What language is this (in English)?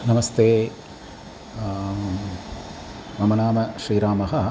Sanskrit